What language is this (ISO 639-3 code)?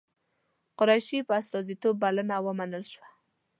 pus